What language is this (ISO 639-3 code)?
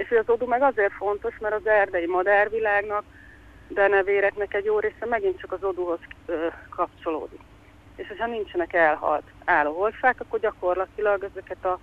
hun